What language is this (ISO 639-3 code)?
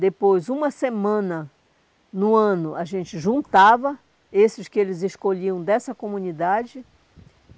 por